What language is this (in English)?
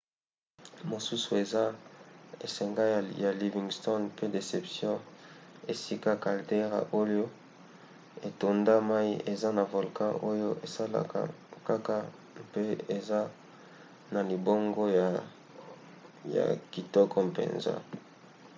Lingala